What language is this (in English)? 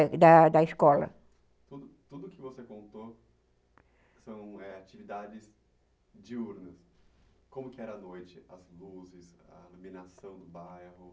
Portuguese